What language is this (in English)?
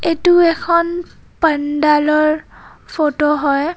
Assamese